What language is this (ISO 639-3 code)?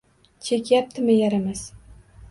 uzb